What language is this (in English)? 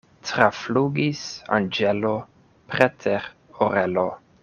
Esperanto